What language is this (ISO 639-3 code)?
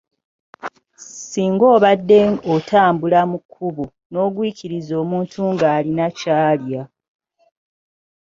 lug